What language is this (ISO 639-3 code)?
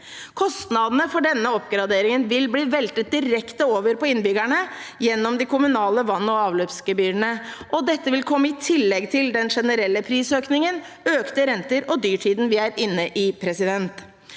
nor